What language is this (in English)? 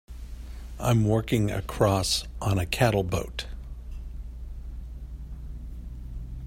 English